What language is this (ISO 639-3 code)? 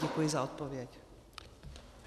ces